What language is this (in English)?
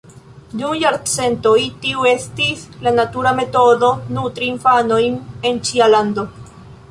Esperanto